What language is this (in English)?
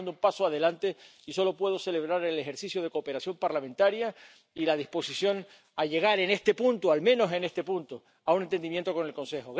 Spanish